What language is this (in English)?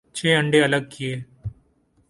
Urdu